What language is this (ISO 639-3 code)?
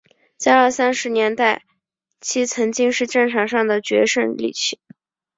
zho